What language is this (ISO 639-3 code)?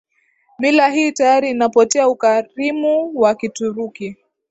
swa